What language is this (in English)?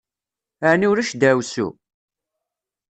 Kabyle